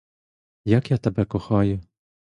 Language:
Ukrainian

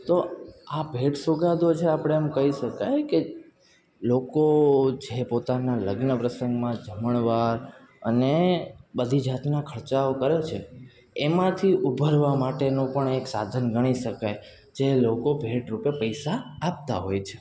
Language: Gujarati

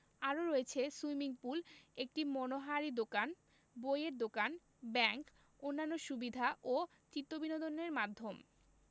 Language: Bangla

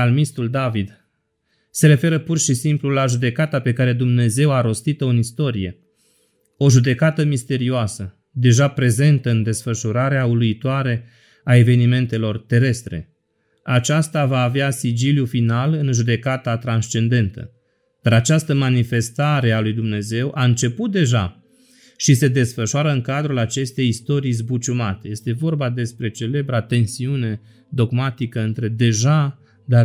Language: Romanian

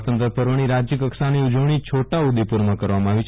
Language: Gujarati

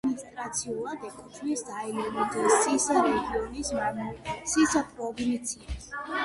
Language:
Georgian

